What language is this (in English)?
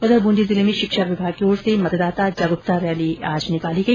Hindi